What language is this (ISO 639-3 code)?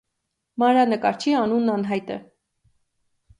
hye